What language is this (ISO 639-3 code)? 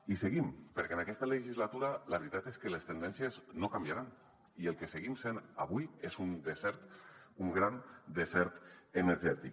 cat